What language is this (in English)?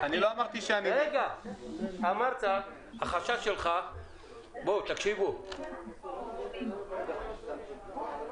Hebrew